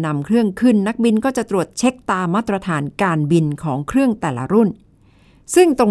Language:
Thai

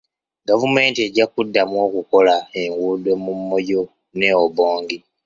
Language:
Ganda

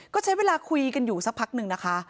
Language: Thai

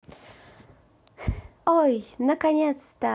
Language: Russian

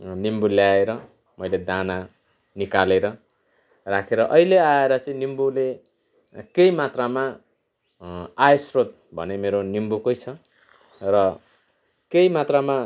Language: Nepali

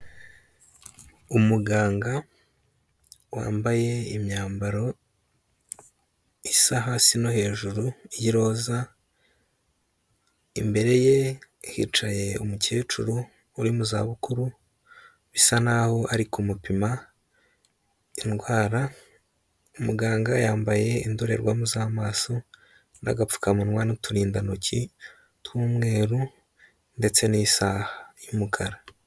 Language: Kinyarwanda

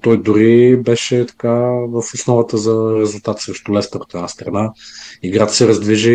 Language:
Bulgarian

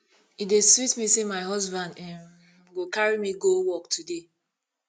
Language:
Nigerian Pidgin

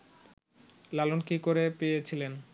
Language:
Bangla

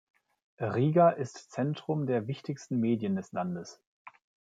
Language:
German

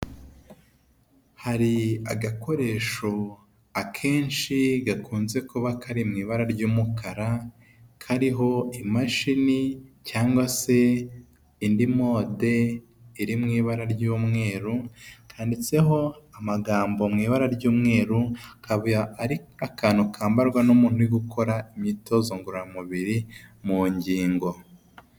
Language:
Kinyarwanda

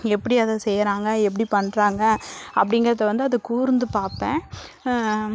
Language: Tamil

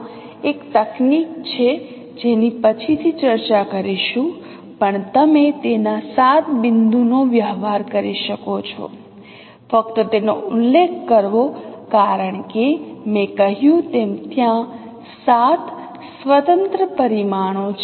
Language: Gujarati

